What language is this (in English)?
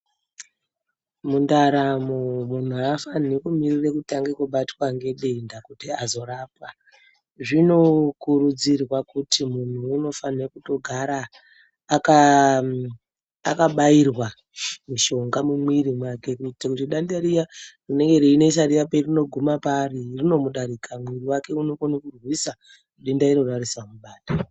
Ndau